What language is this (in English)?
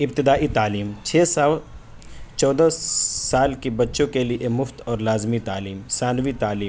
Urdu